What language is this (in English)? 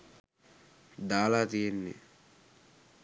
Sinhala